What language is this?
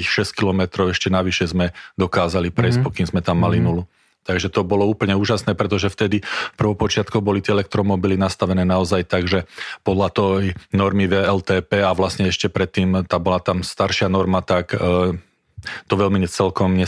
Slovak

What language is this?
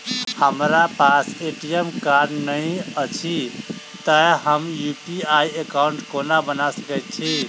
Maithili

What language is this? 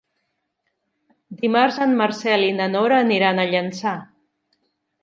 Catalan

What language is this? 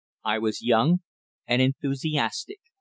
English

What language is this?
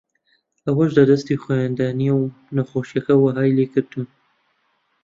Central Kurdish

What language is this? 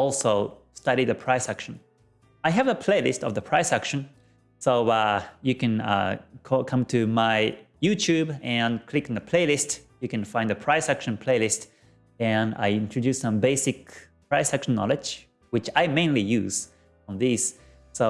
English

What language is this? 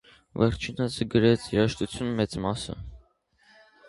Armenian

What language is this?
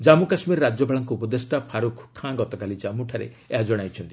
Odia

